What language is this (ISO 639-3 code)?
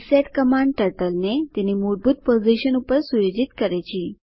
guj